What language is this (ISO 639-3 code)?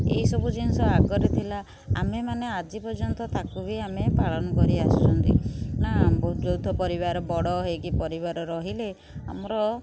ori